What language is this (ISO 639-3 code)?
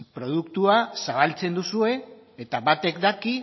eus